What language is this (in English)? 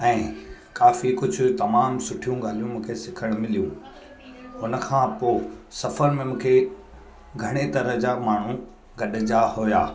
Sindhi